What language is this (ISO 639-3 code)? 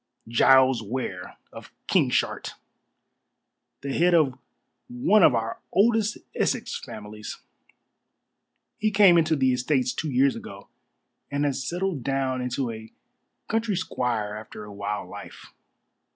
eng